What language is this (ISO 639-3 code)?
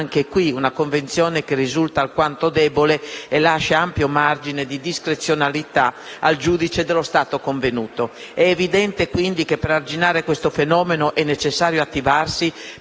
ita